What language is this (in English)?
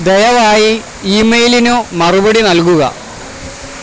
Malayalam